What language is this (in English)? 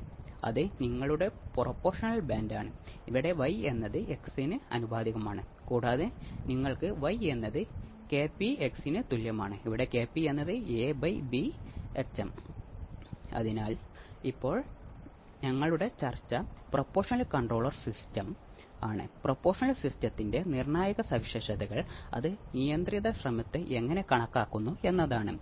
Malayalam